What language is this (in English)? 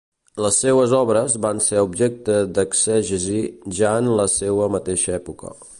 Catalan